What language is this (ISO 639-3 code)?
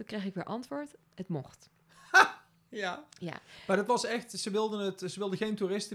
nld